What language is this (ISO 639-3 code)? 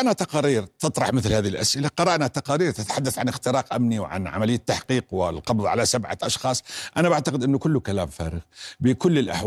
ara